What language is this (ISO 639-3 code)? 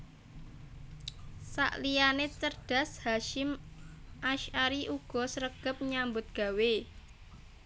jav